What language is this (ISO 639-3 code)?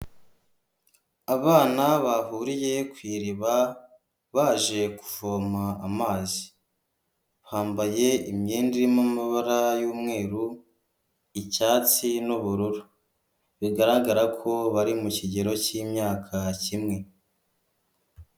kin